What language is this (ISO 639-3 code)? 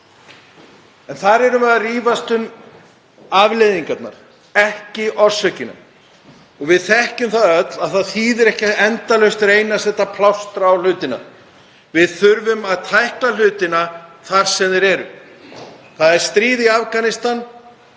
isl